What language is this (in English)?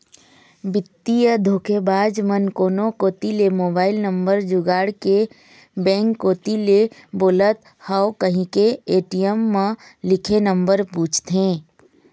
Chhattisgarhi